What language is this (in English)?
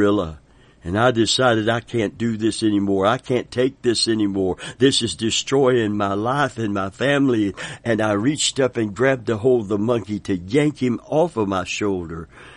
English